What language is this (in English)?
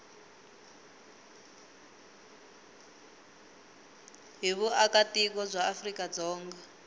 Tsonga